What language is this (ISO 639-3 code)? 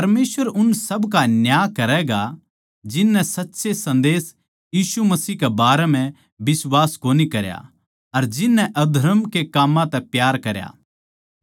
bgc